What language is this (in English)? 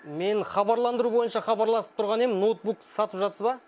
Kazakh